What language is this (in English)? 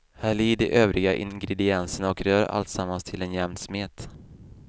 Swedish